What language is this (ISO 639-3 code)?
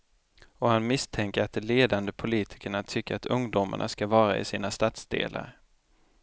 swe